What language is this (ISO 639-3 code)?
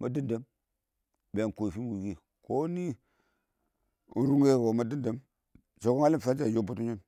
awo